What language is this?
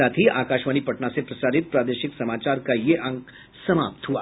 Hindi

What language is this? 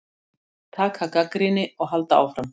Icelandic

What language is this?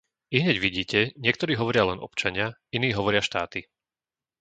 Slovak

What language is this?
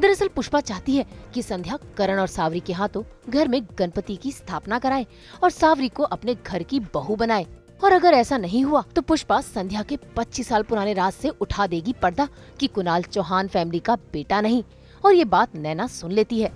Hindi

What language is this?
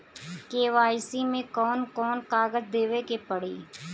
Bhojpuri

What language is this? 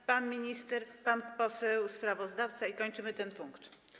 Polish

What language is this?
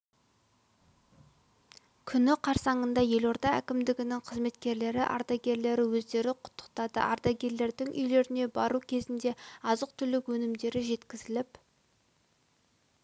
Kazakh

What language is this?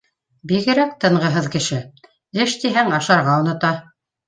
Bashkir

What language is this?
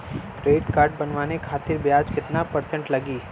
Bhojpuri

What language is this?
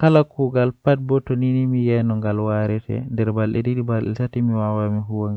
Western Niger Fulfulde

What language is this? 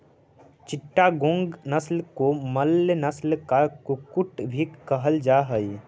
Magahi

